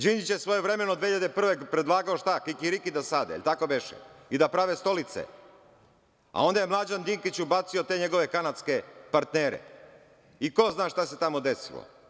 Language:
Serbian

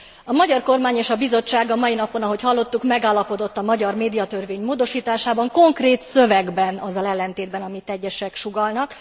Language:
Hungarian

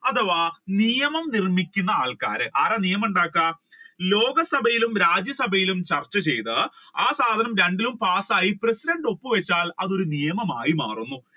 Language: Malayalam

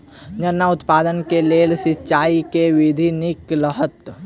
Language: Maithili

